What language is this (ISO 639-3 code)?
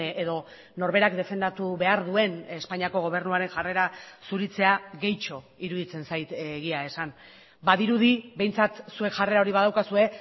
eus